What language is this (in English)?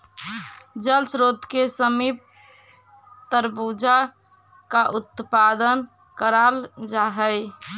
Magahi